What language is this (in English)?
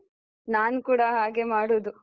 Kannada